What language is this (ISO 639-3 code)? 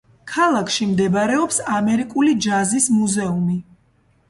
kat